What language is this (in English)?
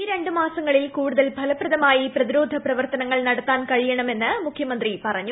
Malayalam